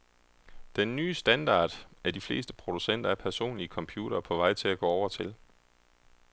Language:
Danish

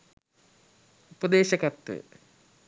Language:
Sinhala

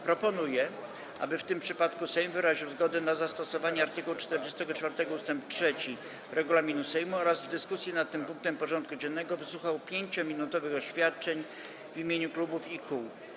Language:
Polish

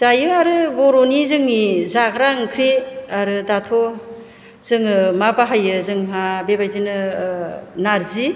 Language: Bodo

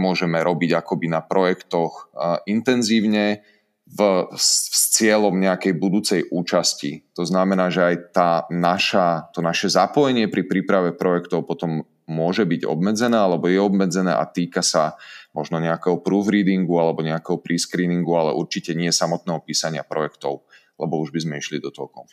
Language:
Slovak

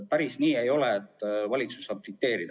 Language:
Estonian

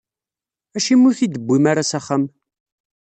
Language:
Kabyle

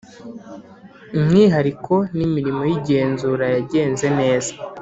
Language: Kinyarwanda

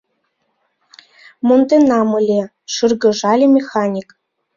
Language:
Mari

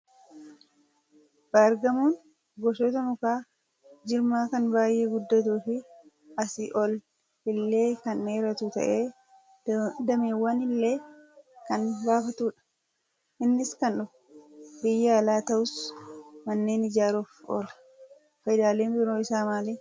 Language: Oromo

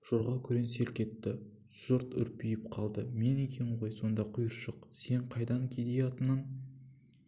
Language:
Kazakh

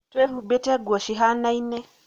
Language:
Kikuyu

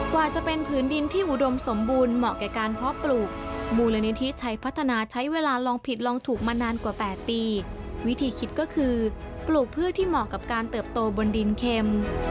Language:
Thai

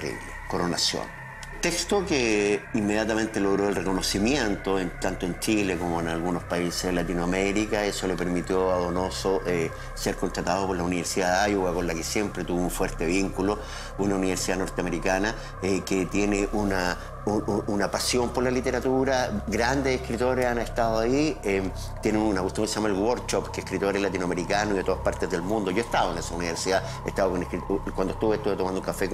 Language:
Spanish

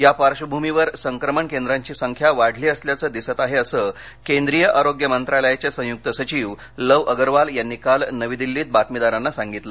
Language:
Marathi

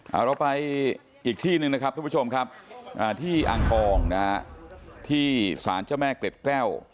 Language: Thai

